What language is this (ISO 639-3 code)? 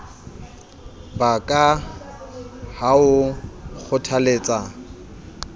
sot